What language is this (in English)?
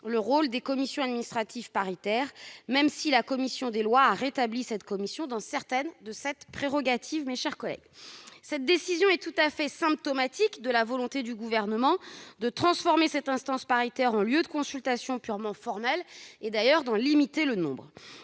French